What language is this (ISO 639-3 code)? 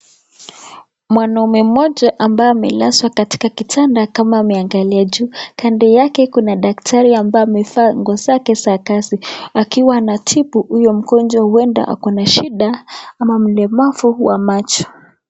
swa